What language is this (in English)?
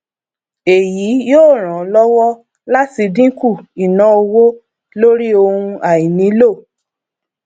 Yoruba